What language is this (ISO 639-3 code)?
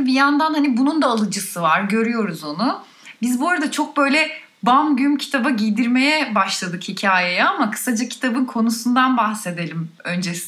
tur